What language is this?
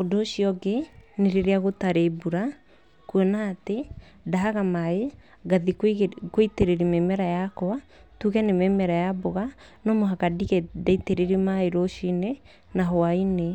Kikuyu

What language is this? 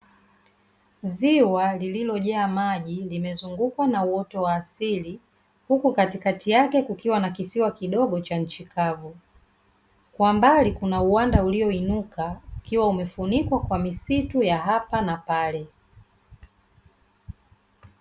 Swahili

